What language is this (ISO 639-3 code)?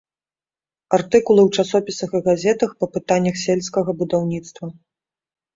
bel